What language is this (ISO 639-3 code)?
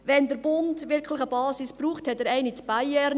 gsw